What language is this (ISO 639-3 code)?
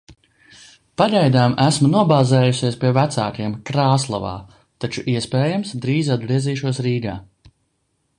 lav